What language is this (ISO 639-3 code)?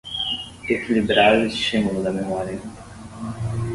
por